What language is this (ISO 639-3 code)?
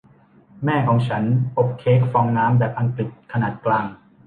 tha